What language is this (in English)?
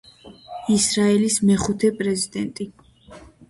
Georgian